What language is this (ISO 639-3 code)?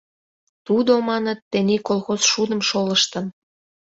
chm